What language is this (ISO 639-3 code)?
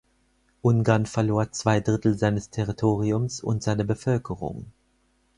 deu